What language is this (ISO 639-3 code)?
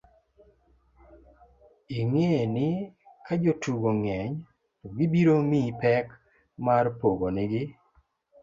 luo